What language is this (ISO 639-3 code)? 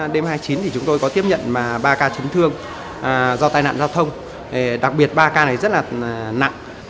vie